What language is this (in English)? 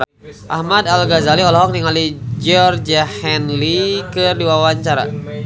Sundanese